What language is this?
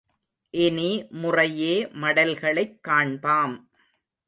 Tamil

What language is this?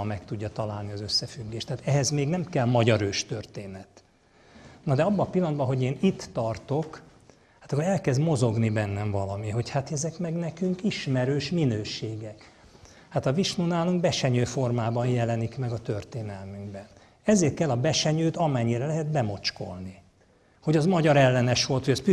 Hungarian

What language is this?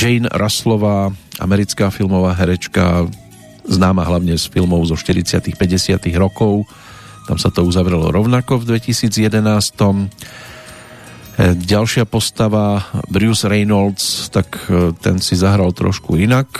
Slovak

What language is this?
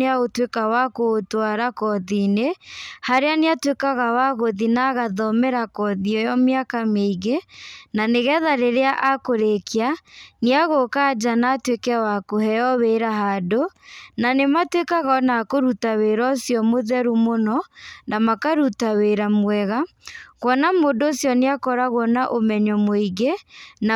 Kikuyu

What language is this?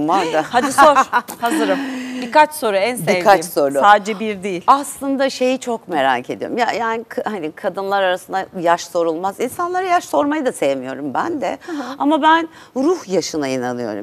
Turkish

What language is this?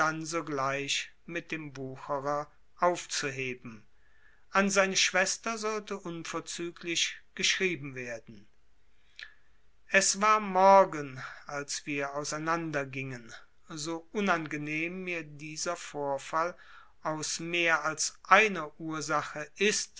German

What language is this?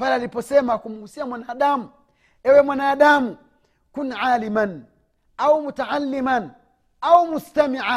Swahili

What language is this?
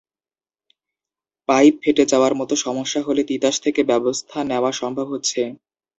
Bangla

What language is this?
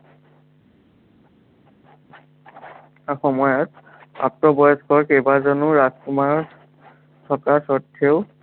Assamese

